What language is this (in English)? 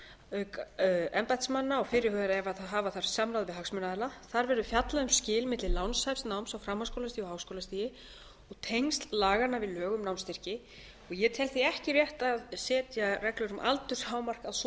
Icelandic